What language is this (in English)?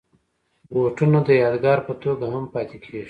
Pashto